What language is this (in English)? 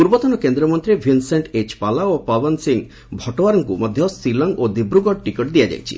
Odia